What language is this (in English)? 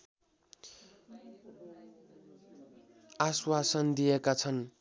Nepali